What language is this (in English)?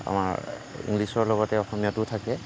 Assamese